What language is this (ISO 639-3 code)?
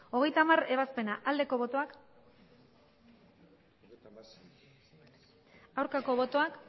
eus